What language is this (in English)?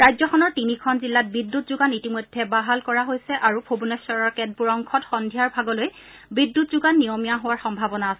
Assamese